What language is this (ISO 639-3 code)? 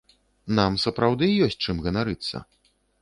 bel